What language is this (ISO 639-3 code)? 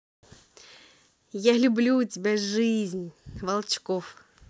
rus